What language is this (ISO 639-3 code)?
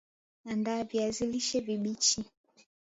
swa